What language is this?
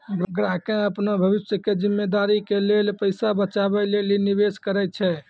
Maithili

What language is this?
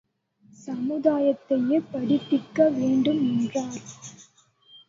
Tamil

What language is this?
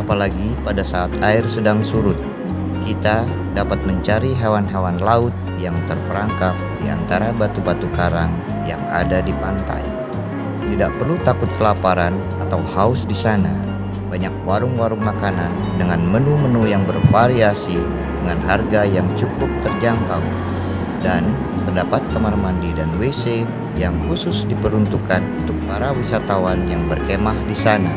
Indonesian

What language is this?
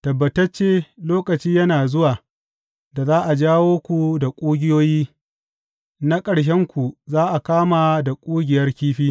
Hausa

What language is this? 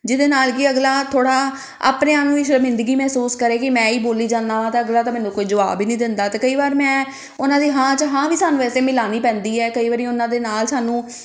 Punjabi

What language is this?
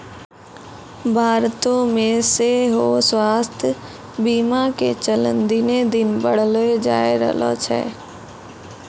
Maithili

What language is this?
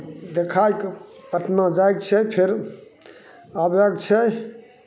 Maithili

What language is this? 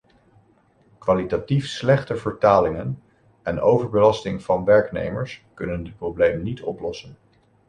Dutch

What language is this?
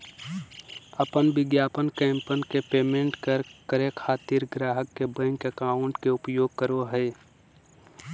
Magahi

